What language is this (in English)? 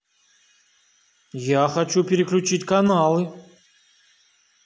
Russian